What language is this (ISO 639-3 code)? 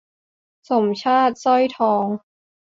tha